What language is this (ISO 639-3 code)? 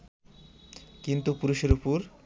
ben